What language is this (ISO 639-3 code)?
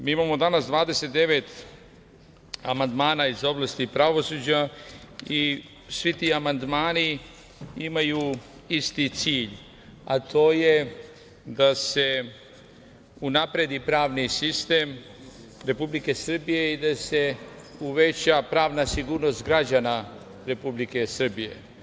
srp